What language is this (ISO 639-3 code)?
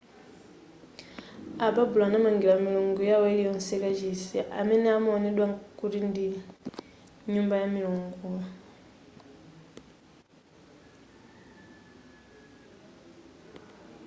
nya